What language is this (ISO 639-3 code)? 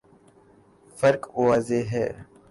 urd